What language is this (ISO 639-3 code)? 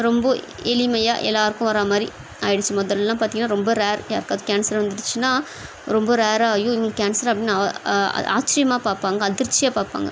tam